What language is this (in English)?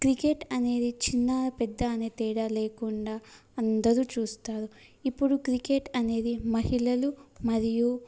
Telugu